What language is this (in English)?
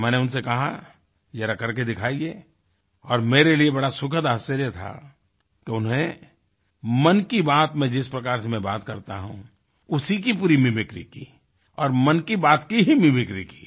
Hindi